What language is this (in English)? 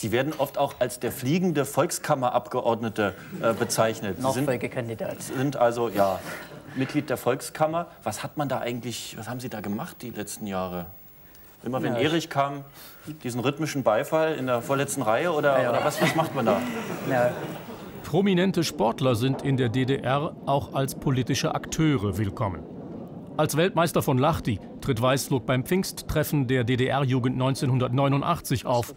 German